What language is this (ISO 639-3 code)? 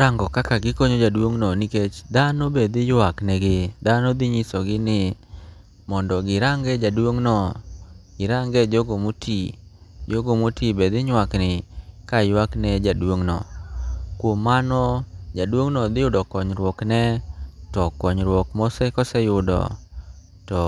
luo